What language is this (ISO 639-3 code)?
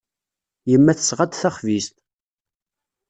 kab